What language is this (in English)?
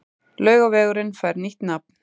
Icelandic